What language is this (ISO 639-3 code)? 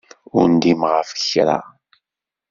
kab